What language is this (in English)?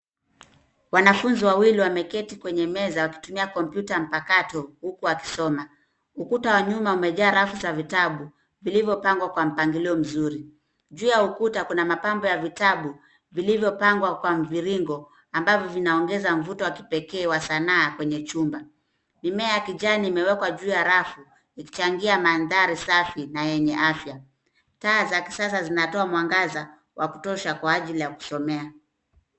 Swahili